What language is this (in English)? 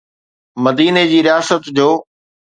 Sindhi